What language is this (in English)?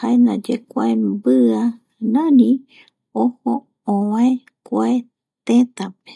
Eastern Bolivian Guaraní